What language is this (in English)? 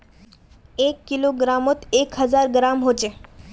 Magahi